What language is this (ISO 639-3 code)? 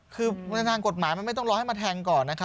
tha